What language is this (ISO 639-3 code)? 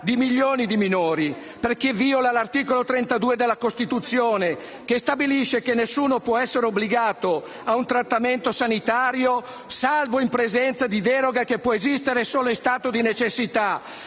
ita